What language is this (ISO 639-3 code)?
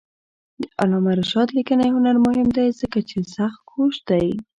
pus